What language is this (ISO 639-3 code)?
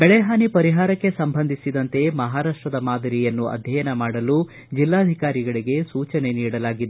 kan